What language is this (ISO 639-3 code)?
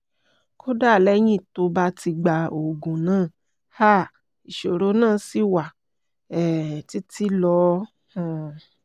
yor